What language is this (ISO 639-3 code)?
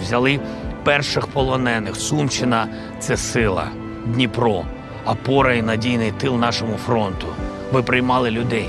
lav